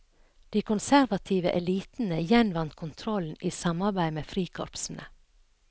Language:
Norwegian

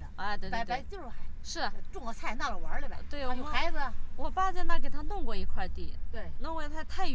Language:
Chinese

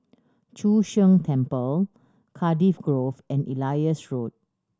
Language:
English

